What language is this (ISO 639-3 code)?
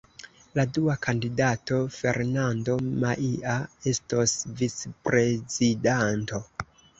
epo